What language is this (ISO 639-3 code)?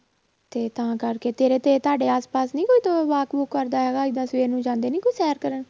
pan